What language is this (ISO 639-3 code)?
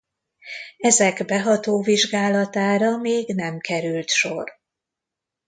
hun